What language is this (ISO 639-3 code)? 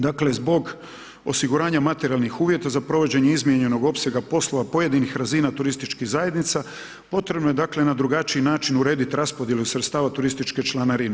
hrv